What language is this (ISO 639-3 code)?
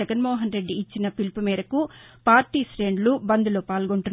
tel